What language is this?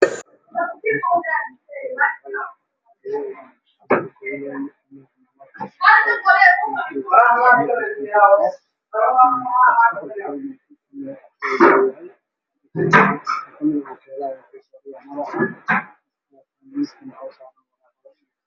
Somali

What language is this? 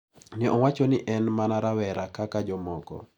Luo (Kenya and Tanzania)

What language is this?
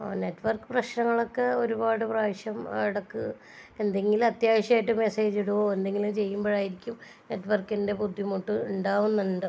Malayalam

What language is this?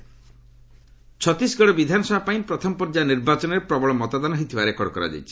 Odia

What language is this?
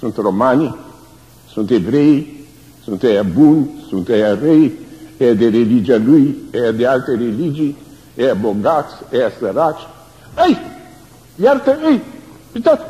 Romanian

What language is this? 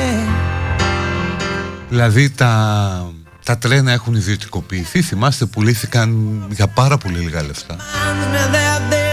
Greek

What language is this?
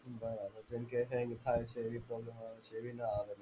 Gujarati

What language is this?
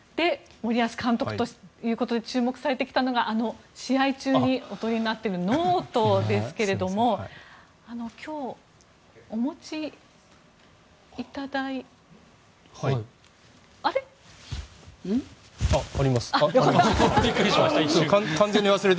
Japanese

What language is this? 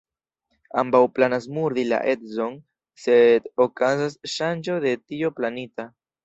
Esperanto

